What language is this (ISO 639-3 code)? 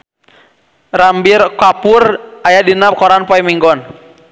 sun